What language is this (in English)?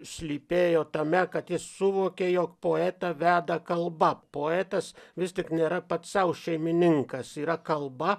Lithuanian